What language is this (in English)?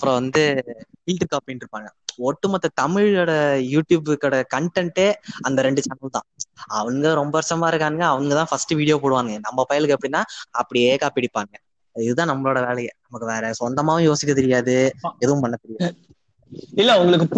Tamil